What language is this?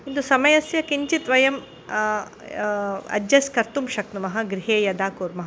Sanskrit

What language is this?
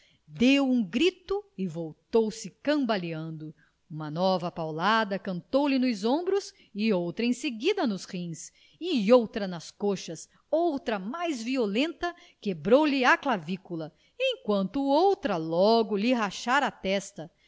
Portuguese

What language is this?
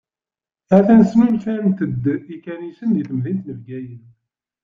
Kabyle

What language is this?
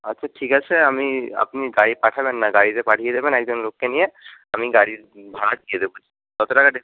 Bangla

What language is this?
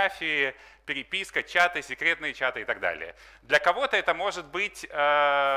Russian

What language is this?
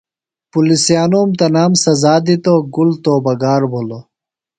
Phalura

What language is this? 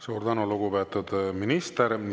Estonian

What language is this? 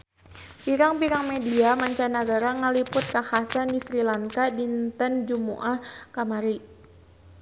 Sundanese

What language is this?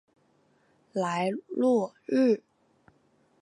Chinese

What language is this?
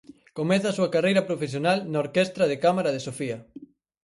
Galician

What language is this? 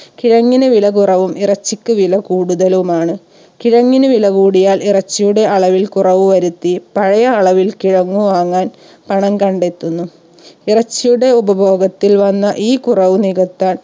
Malayalam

